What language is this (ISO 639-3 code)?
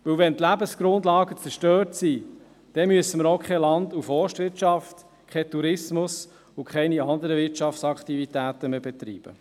gsw